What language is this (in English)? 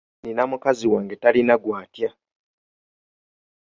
Ganda